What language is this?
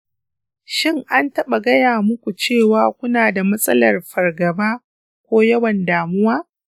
Hausa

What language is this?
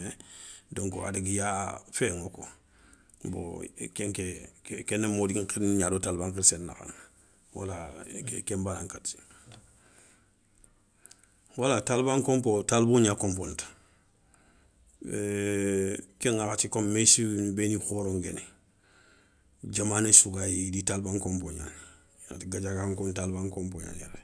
Soninke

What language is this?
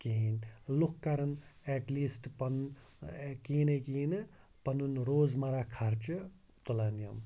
Kashmiri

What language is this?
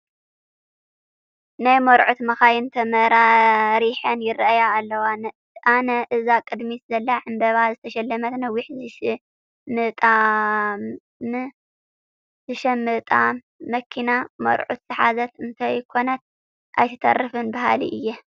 Tigrinya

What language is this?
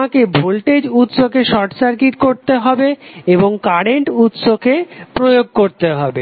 Bangla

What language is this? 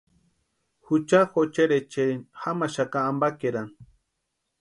Western Highland Purepecha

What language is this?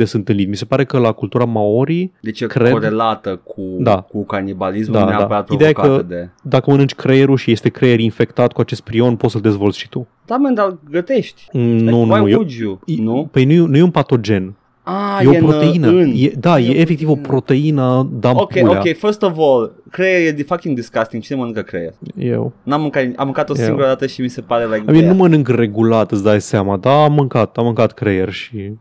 Romanian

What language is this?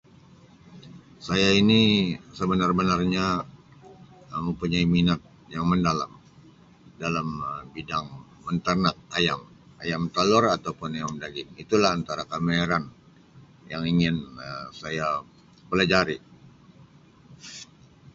Sabah Malay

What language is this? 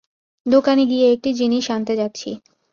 Bangla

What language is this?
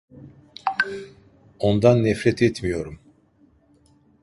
Turkish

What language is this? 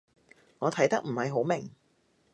Cantonese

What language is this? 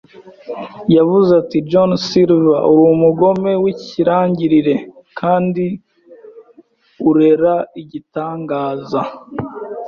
Kinyarwanda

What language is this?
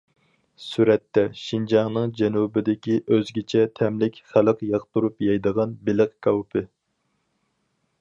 Uyghur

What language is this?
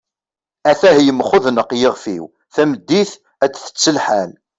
Kabyle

